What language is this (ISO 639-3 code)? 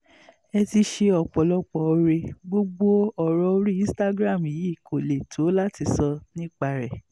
yor